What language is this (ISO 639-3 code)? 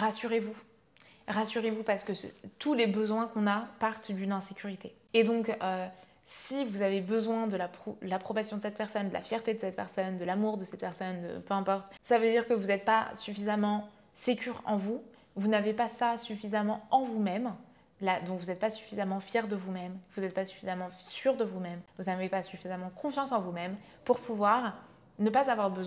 fra